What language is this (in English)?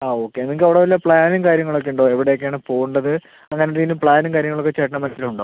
Malayalam